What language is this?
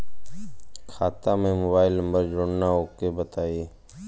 Bhojpuri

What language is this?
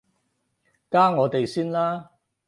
Cantonese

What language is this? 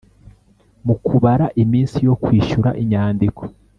Kinyarwanda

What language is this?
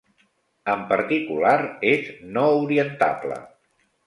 Catalan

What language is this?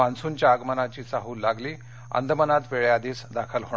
Marathi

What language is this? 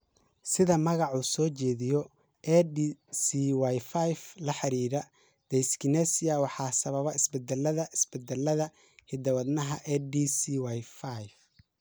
Somali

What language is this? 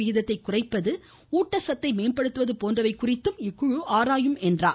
Tamil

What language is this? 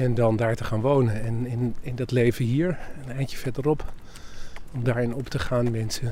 Dutch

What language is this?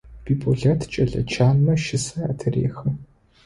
Adyghe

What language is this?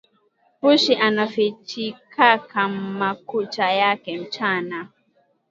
Swahili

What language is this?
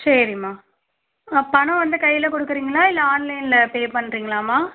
Tamil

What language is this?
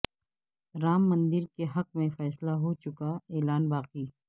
Urdu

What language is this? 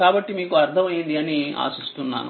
Telugu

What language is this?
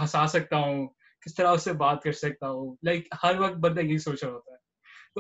Urdu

